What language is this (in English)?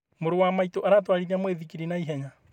Kikuyu